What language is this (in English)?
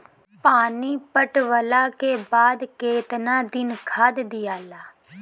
Bhojpuri